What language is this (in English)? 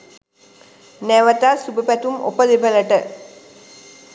Sinhala